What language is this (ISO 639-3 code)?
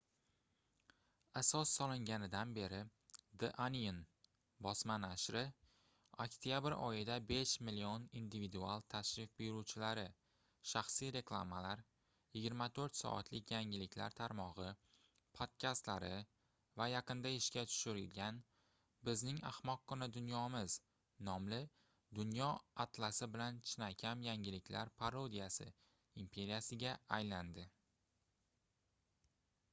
uzb